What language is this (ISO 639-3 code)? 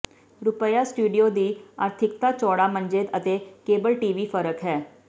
pan